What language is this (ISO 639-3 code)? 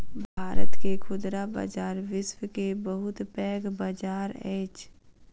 mai